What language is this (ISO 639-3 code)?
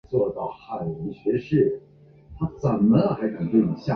zho